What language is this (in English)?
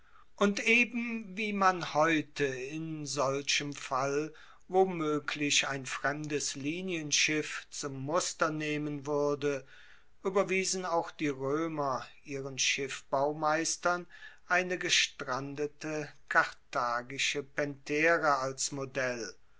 German